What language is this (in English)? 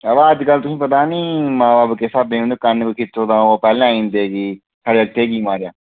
Dogri